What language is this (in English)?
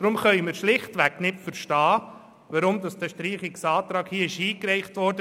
Swiss German